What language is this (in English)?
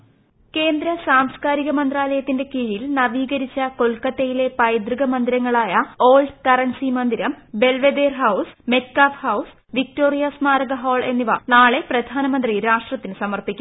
Malayalam